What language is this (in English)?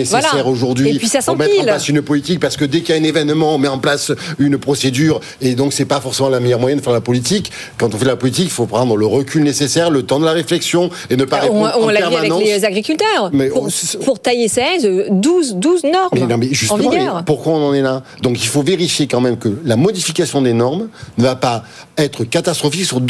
French